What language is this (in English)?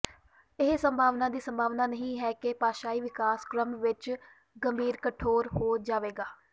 Punjabi